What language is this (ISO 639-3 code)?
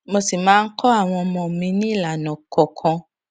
yor